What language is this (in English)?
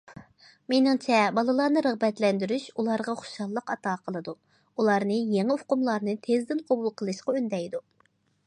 Uyghur